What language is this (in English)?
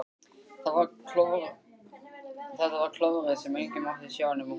Icelandic